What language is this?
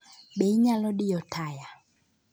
Luo (Kenya and Tanzania)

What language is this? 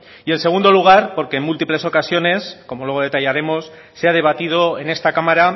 Spanish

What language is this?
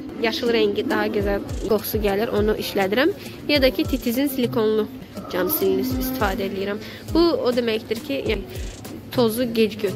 Turkish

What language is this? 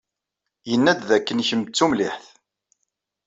Kabyle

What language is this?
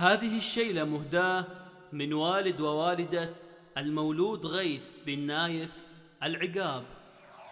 Arabic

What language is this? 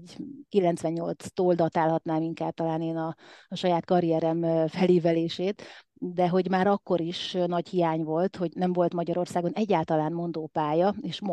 Hungarian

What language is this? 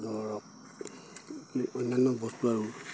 Assamese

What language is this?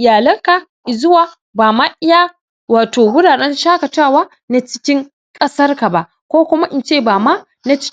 Hausa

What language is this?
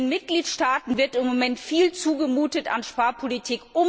German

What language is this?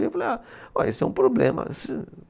Portuguese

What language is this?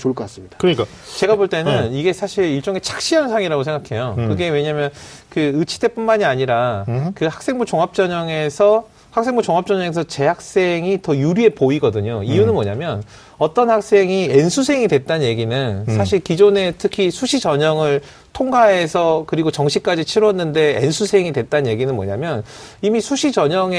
Korean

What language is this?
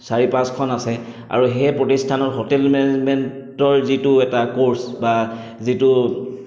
Assamese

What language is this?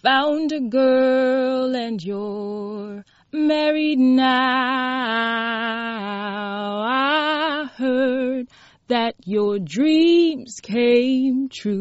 Swahili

